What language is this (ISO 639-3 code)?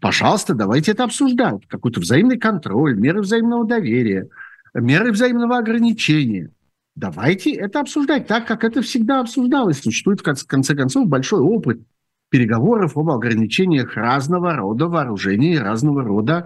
rus